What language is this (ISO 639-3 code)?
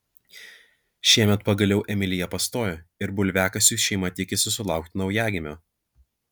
lit